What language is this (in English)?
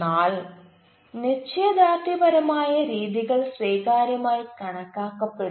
Malayalam